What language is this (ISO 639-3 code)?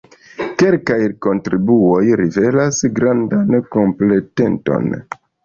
epo